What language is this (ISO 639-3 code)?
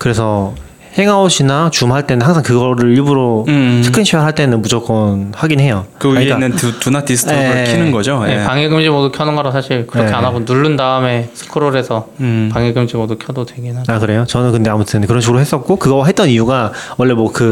kor